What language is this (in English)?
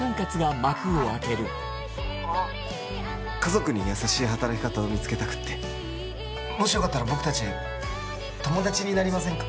Japanese